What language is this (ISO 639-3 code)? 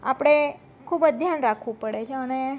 guj